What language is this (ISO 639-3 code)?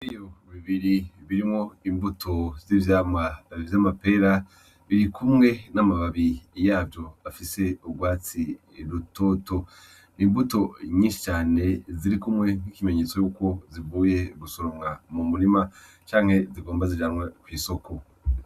run